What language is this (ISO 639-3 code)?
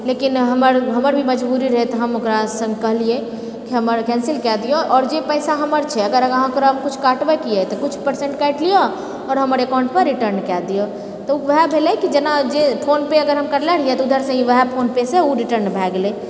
mai